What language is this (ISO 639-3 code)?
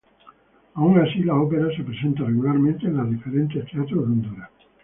spa